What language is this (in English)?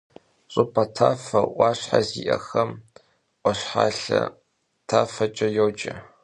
Kabardian